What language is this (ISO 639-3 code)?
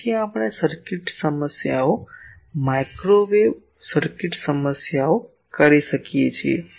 guj